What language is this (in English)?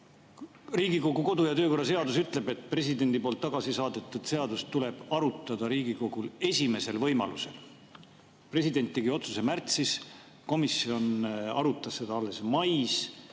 Estonian